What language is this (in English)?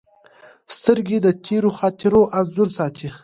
Pashto